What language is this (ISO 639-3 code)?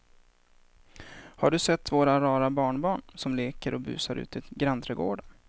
swe